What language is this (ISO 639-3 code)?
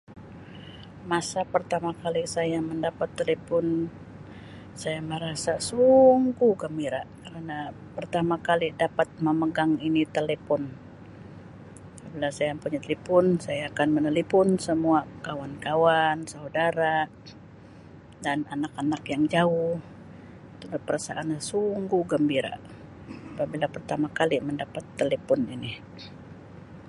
msi